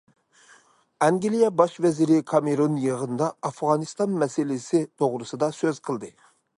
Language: Uyghur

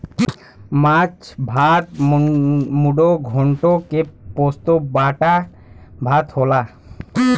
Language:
Bhojpuri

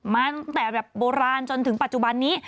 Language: Thai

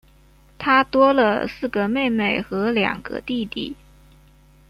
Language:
Chinese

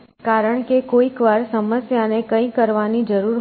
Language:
Gujarati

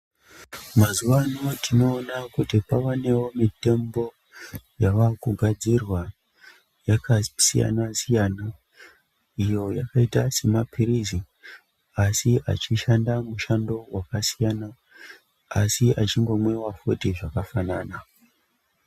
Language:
Ndau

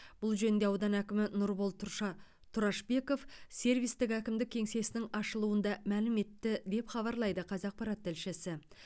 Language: Kazakh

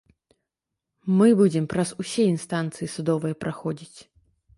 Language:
Belarusian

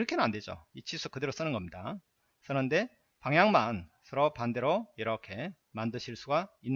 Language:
Korean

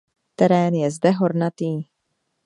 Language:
Czech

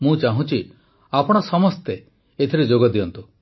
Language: Odia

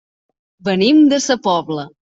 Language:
Catalan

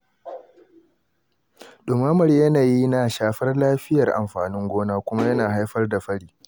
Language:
Hausa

